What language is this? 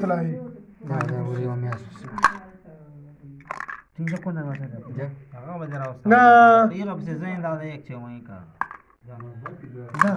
Arabic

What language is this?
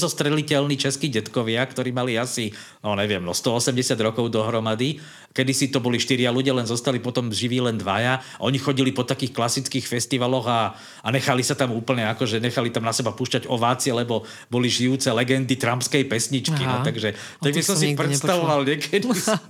Slovak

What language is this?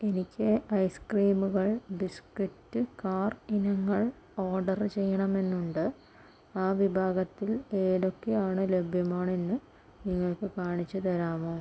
Malayalam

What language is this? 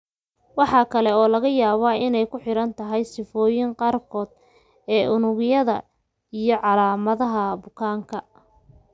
Somali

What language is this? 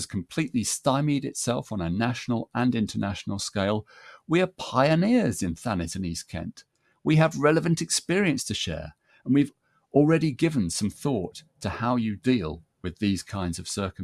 English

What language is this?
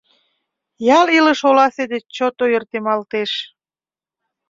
Mari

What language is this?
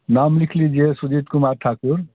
Hindi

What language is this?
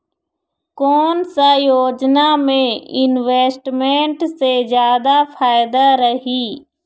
Chhattisgarhi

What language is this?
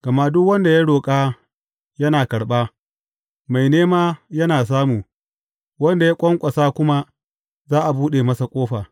Hausa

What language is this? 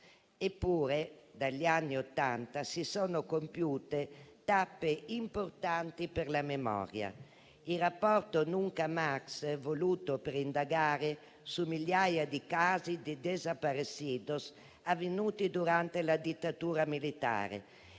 Italian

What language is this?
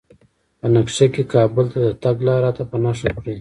Pashto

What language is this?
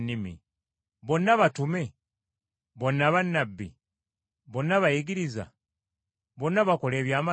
Ganda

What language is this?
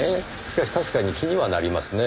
Japanese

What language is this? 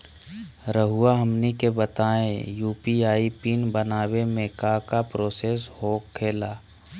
Magahi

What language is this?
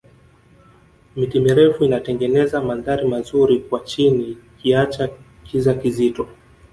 Swahili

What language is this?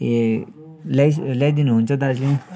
Nepali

